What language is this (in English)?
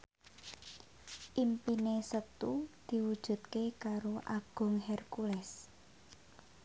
Javanese